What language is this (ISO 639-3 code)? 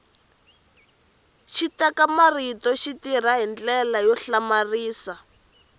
tso